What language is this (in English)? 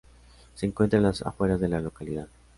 Spanish